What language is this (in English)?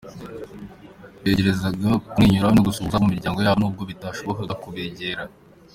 Kinyarwanda